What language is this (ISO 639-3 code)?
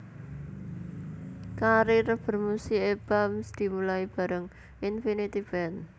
jav